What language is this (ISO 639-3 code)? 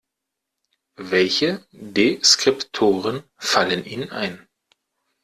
deu